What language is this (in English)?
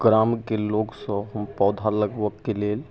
Maithili